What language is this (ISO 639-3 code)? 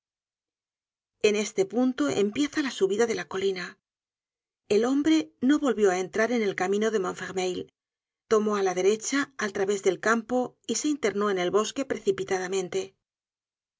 spa